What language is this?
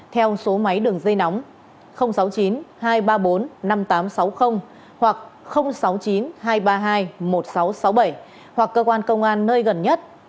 Vietnamese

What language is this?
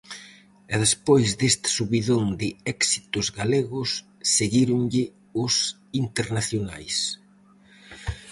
Galician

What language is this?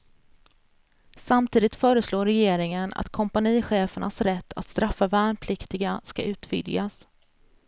Swedish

